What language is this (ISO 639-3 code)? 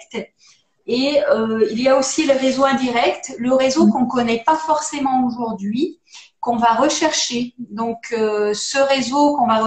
fra